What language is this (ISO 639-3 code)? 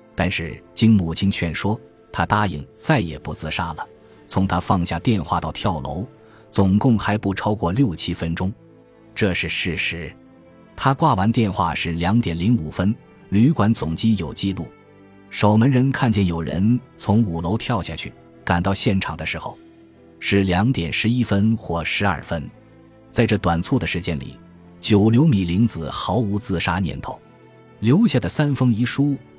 zho